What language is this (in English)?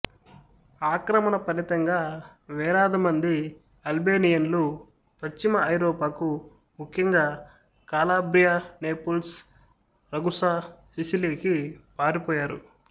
Telugu